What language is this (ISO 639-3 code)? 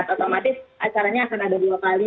ind